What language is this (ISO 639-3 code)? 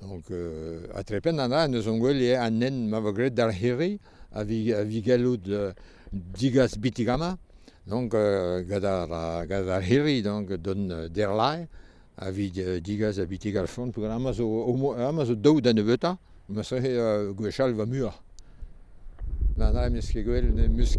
fra